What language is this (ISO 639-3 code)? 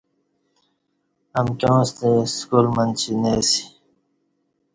bsh